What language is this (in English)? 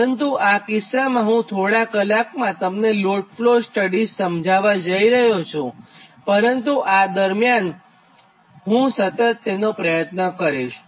Gujarati